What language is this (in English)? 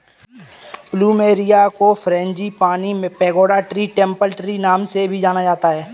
Hindi